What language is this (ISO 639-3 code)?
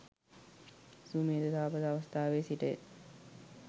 sin